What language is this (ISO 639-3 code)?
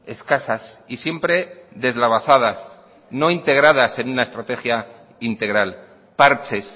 spa